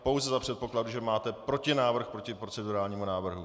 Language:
Czech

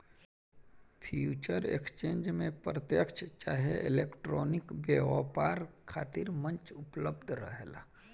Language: Bhojpuri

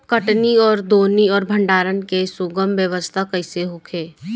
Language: Bhojpuri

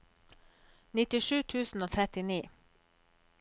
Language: Norwegian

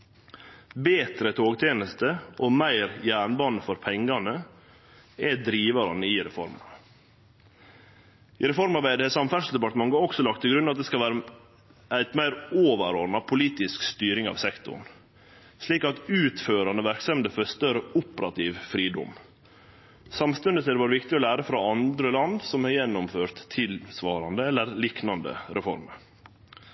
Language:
Norwegian Nynorsk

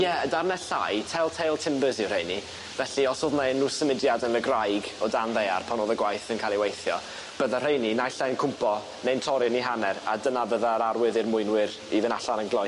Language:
Welsh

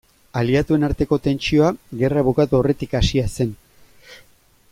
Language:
Basque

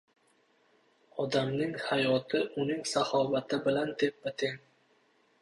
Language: Uzbek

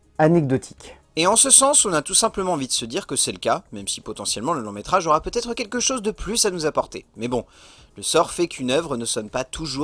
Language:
French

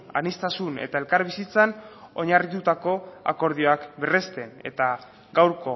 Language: Basque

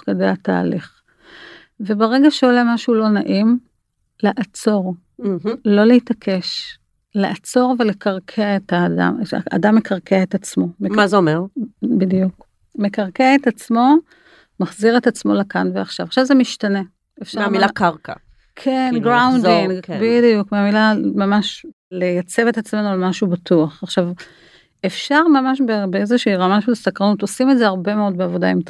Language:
Hebrew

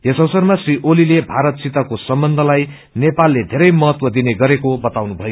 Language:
Nepali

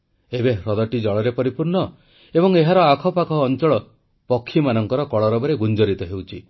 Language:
Odia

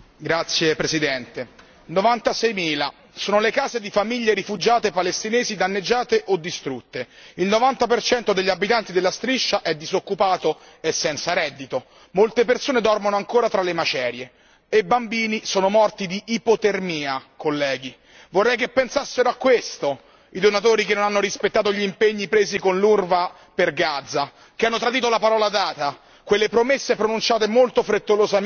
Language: Italian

